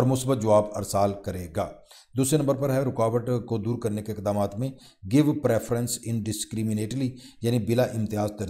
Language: Dutch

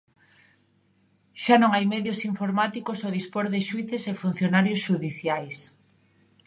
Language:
Galician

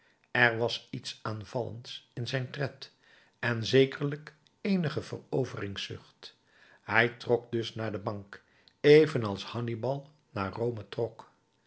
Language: Dutch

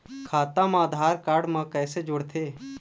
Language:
Chhattisgarhi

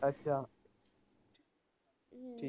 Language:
Punjabi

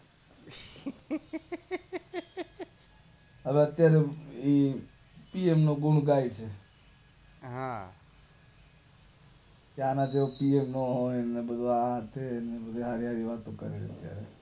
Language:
Gujarati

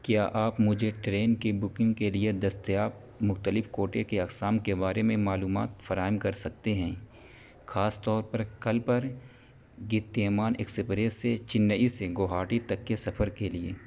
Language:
Urdu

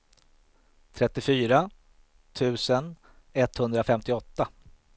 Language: Swedish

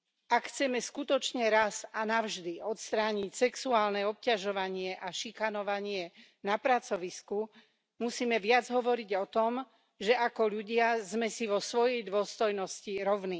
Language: Slovak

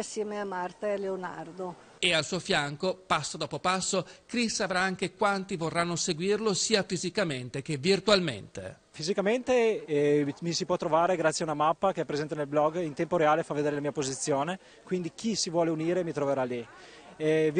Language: Italian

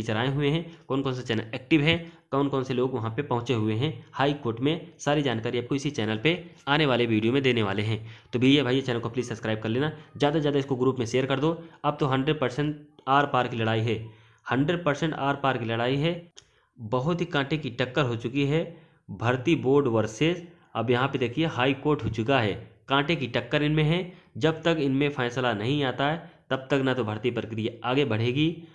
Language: Hindi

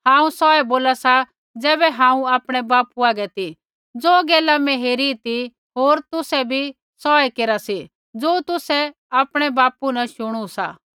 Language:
Kullu Pahari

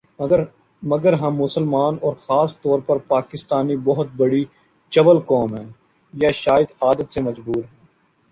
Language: Urdu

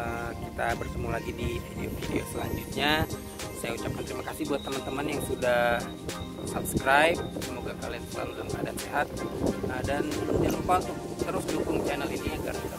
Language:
Indonesian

